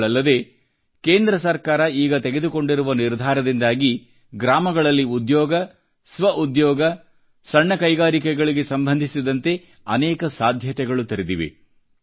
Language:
Kannada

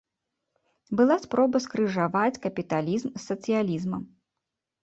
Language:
Belarusian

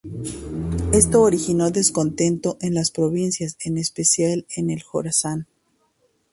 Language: Spanish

